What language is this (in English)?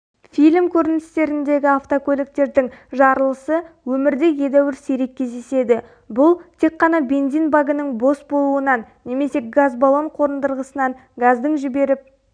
Kazakh